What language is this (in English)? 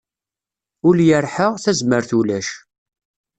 Kabyle